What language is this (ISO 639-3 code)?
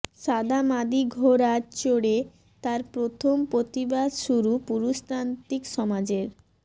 ben